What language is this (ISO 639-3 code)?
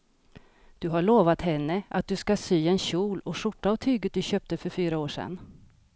swe